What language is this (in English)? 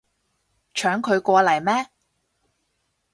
Cantonese